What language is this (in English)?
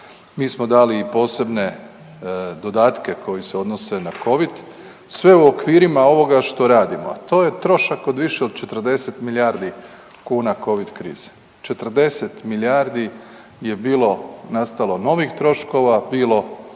Croatian